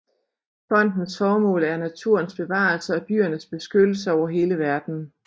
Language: Danish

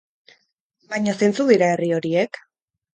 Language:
Basque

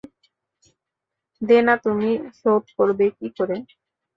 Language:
Bangla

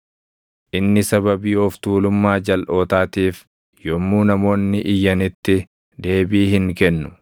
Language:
Oromo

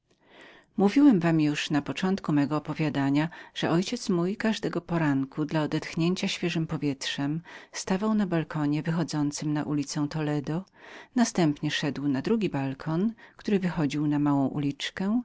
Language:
Polish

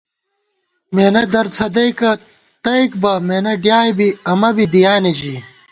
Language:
Gawar-Bati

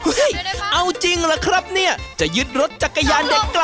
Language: Thai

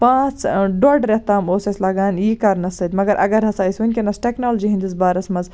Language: Kashmiri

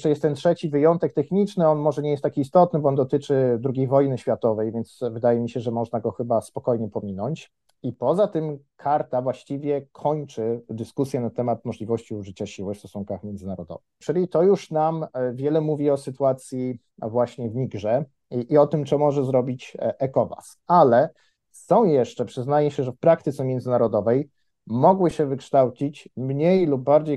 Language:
Polish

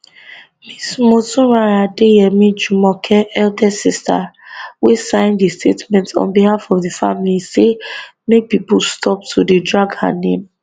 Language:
Nigerian Pidgin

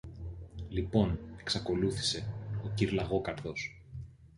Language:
Greek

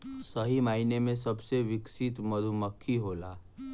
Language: Bhojpuri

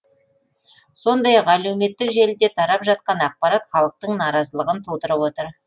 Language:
Kazakh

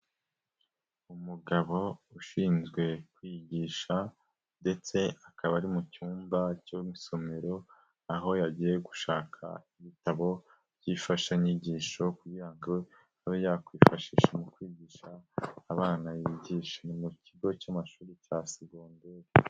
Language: Kinyarwanda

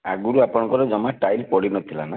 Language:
Odia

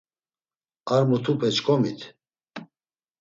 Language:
Laz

